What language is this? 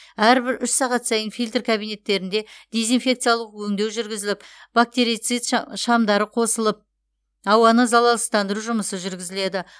Kazakh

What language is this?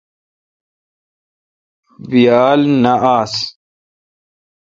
Kalkoti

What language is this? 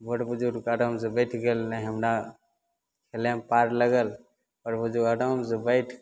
Maithili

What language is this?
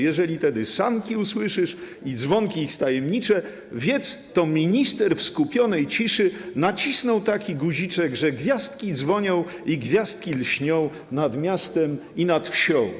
Polish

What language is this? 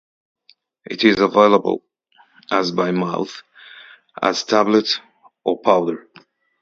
English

